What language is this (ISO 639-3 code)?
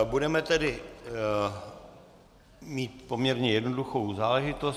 ces